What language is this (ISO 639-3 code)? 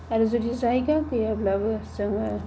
brx